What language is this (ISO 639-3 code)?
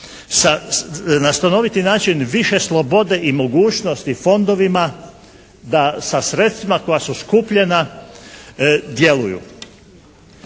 hrv